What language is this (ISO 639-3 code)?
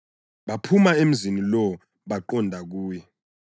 nde